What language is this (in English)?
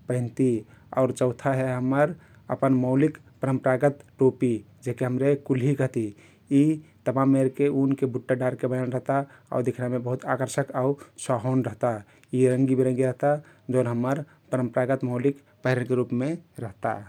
Kathoriya Tharu